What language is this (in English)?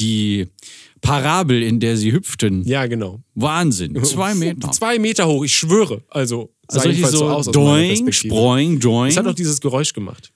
German